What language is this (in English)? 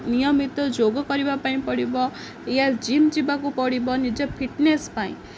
Odia